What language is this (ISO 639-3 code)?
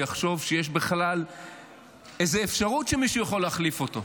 heb